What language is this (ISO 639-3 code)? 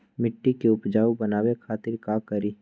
mag